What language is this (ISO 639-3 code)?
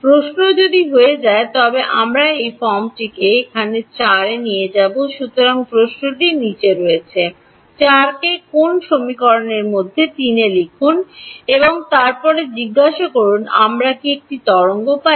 ben